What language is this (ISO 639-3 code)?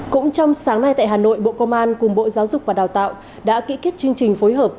vie